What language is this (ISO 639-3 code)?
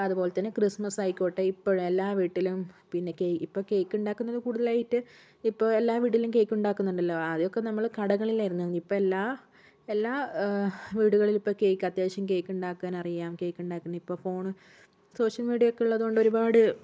mal